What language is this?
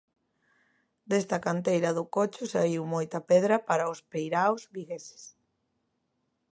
Galician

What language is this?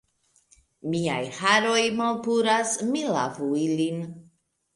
Esperanto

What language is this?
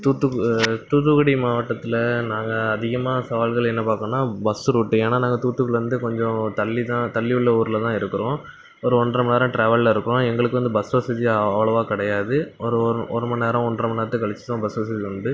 Tamil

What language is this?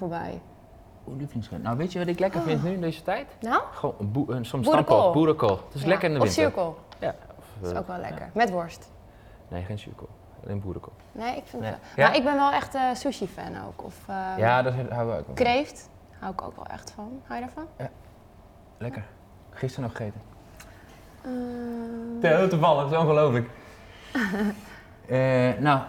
Dutch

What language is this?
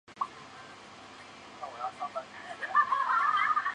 Chinese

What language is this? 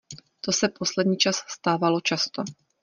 Czech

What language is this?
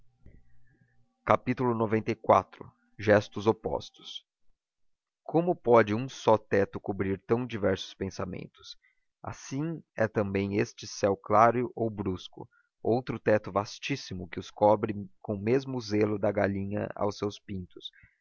Portuguese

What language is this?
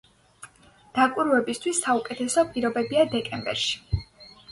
Georgian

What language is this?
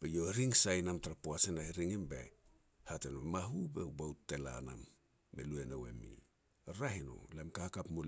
Petats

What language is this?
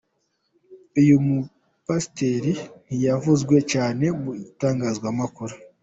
Kinyarwanda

